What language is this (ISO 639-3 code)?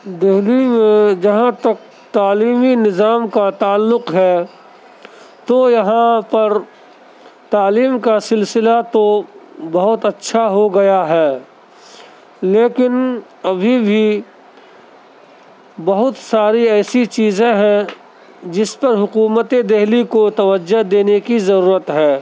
urd